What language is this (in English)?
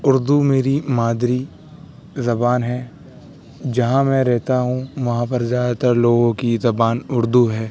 Urdu